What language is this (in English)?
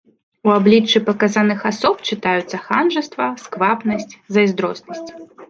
Belarusian